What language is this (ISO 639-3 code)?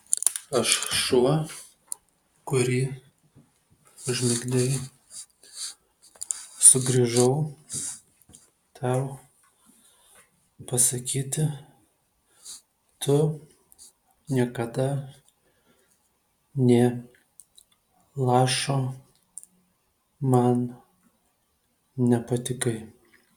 lit